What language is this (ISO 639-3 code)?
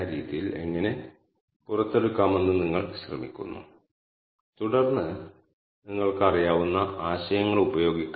mal